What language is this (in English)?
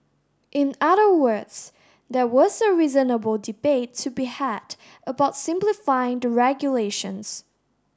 English